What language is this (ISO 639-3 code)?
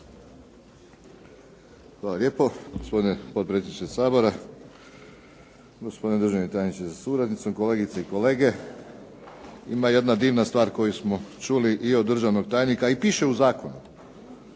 hrv